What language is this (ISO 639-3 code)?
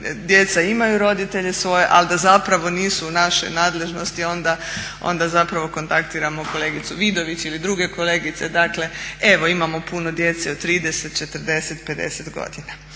hrv